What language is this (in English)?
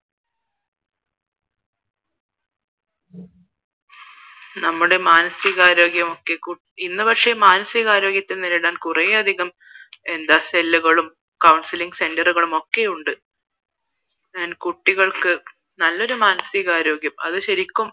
Malayalam